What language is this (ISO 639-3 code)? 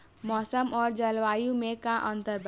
bho